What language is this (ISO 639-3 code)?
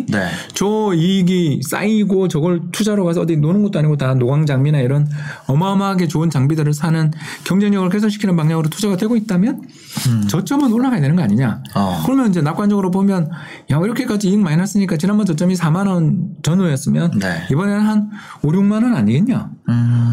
kor